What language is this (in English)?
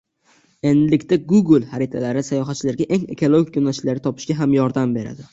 Uzbek